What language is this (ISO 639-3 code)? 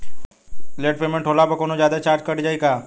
bho